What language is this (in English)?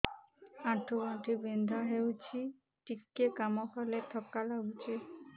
Odia